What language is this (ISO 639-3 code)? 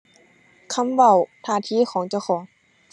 tha